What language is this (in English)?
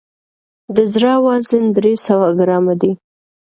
Pashto